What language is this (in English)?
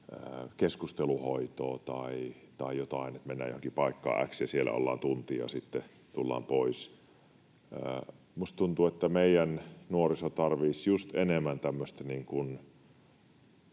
Finnish